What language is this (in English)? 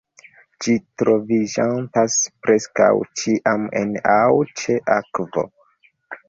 Esperanto